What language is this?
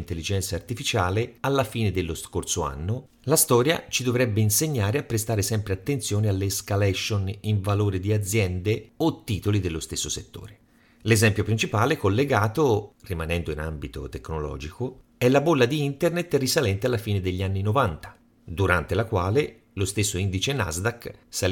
Italian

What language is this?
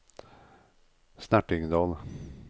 Norwegian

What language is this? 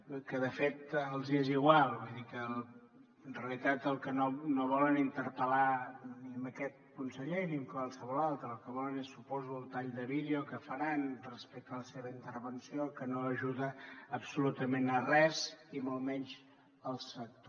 Catalan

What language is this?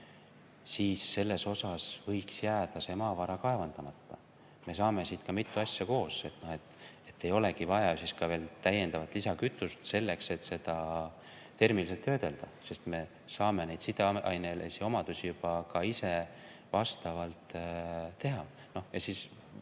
Estonian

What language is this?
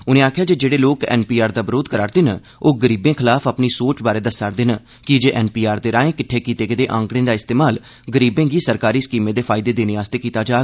Dogri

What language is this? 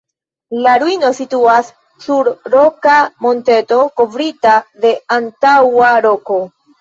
Esperanto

